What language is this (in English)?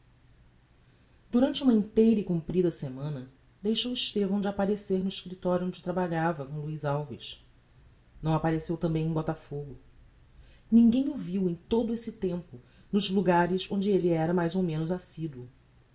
Portuguese